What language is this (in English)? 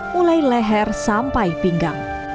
Indonesian